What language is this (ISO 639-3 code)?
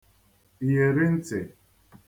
ibo